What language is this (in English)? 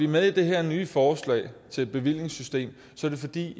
Danish